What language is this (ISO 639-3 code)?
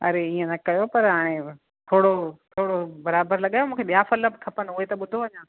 snd